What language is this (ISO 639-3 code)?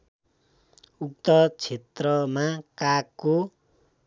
nep